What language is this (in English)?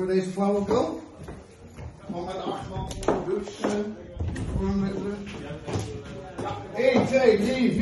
Dutch